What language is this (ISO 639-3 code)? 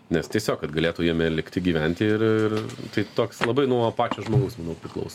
lit